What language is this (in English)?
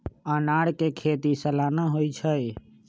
Magahi